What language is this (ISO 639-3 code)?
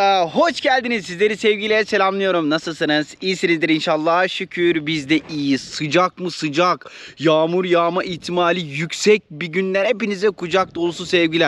tur